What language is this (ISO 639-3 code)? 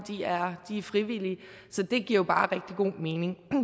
dan